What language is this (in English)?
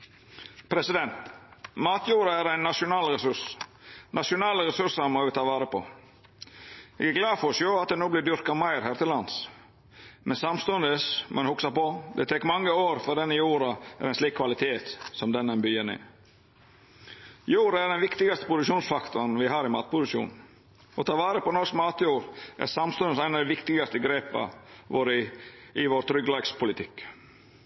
Norwegian Nynorsk